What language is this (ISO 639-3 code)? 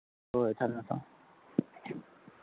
mni